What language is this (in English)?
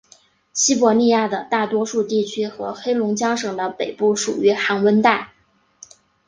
Chinese